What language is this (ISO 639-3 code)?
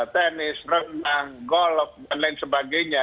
ind